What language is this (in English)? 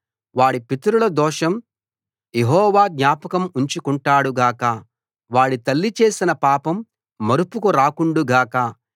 Telugu